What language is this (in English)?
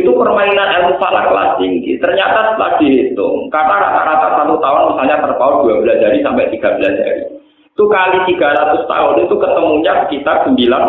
Indonesian